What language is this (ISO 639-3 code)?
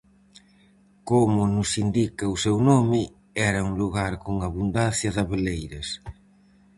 glg